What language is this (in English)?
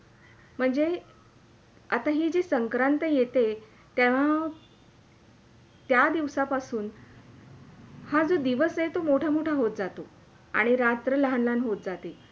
Marathi